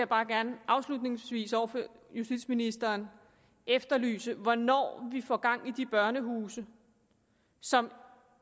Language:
Danish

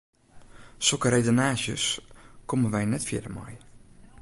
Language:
Western Frisian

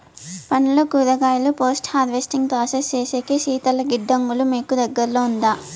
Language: Telugu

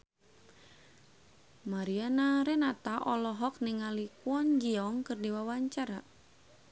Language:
Sundanese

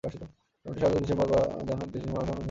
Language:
Bangla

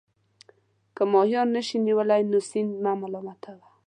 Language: Pashto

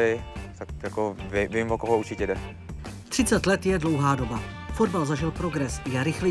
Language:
Czech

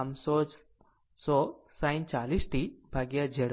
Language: Gujarati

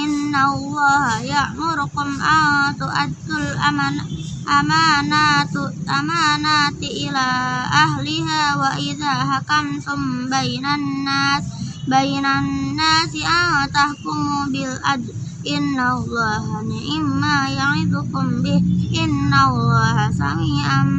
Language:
Indonesian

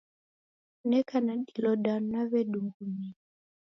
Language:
Taita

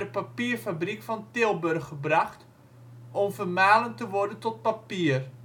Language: Dutch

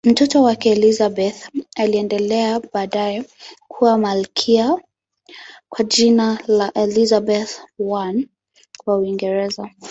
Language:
Swahili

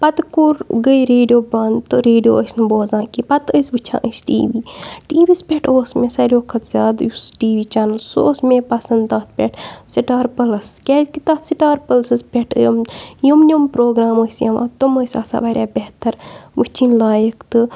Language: Kashmiri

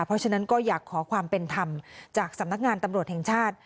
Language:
Thai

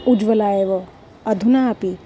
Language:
Sanskrit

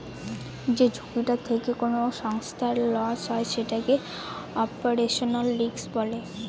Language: Bangla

